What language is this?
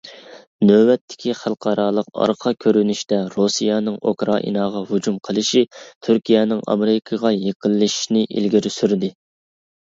Uyghur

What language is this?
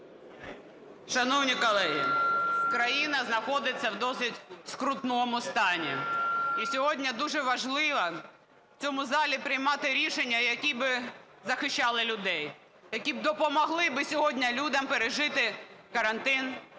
Ukrainian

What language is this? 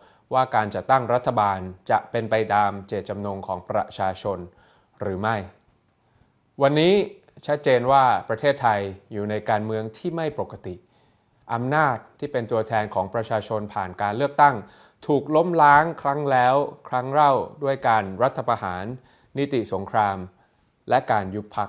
Thai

